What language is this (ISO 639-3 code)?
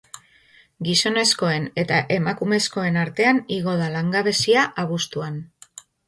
eus